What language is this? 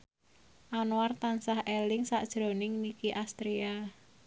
Javanese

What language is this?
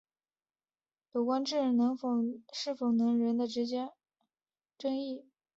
Chinese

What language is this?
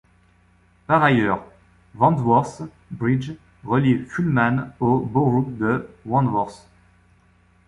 French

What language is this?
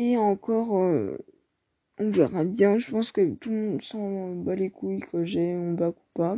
French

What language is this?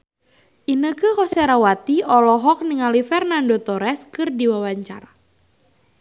Sundanese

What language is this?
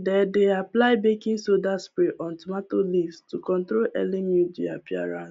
Nigerian Pidgin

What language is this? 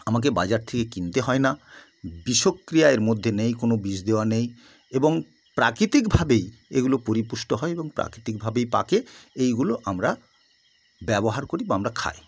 Bangla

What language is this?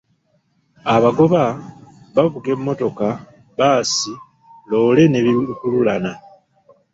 Ganda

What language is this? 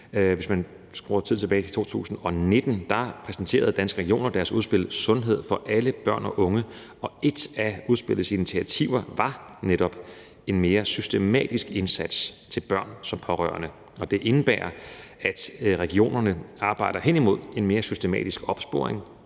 Danish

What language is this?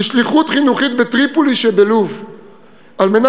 Hebrew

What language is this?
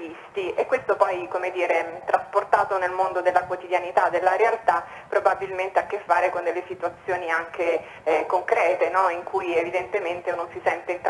Italian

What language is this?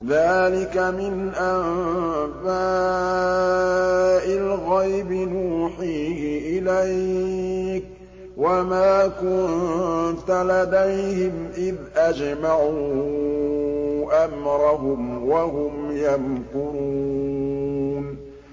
Arabic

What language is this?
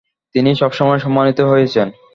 Bangla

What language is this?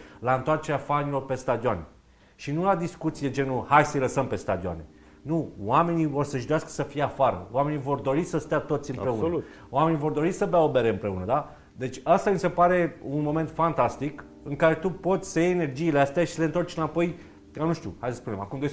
Romanian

